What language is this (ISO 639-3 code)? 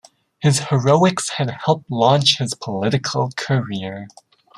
eng